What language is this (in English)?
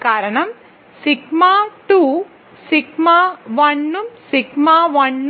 Malayalam